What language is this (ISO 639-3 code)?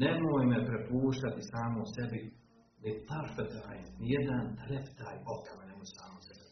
hrv